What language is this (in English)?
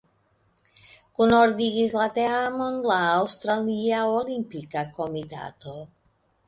Esperanto